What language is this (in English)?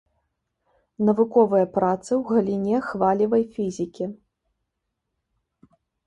Belarusian